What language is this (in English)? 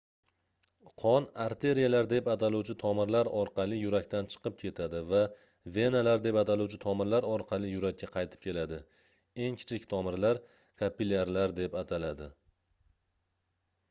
Uzbek